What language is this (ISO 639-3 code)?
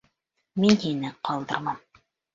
bak